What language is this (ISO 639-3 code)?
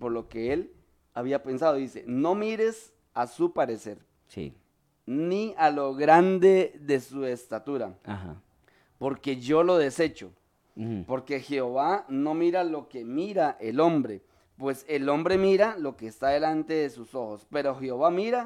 spa